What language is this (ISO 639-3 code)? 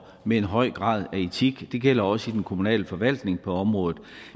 dan